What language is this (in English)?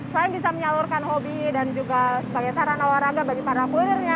Indonesian